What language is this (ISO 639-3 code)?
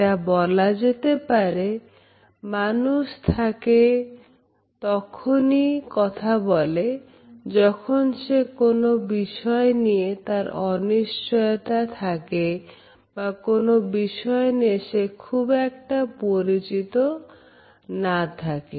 ben